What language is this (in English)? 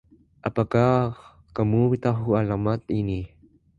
Indonesian